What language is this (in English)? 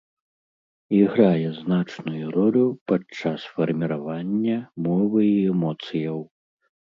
Belarusian